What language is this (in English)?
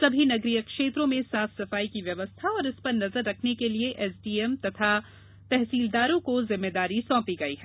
Hindi